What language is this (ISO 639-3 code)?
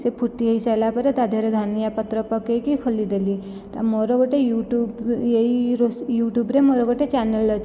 ori